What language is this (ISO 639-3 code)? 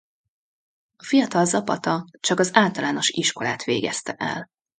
hun